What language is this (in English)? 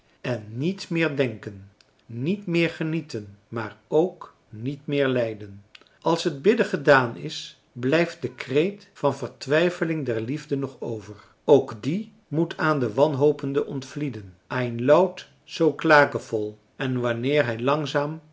Dutch